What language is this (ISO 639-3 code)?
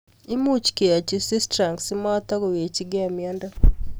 kln